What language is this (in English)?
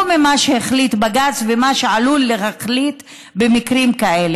Hebrew